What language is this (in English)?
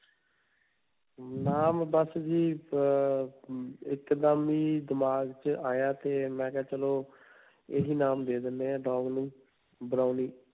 Punjabi